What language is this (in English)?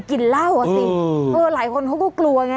Thai